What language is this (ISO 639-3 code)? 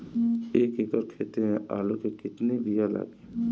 bho